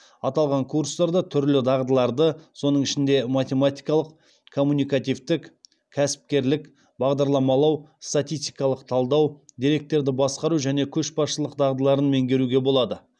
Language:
Kazakh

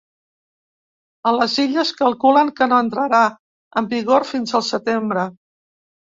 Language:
Catalan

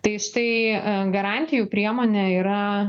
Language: Lithuanian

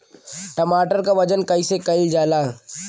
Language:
Bhojpuri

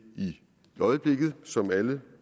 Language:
Danish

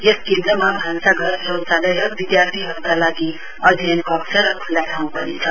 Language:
Nepali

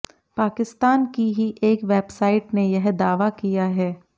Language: Hindi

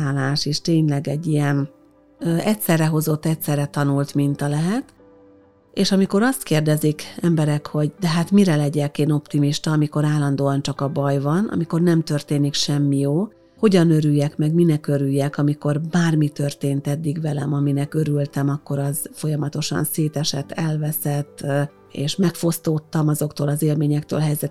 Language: Hungarian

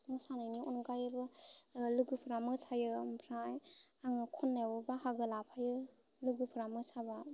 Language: Bodo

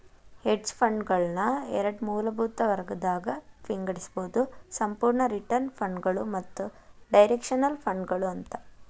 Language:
Kannada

